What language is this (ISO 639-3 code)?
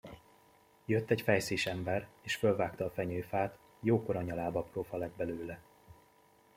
hun